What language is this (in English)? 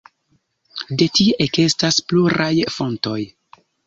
Esperanto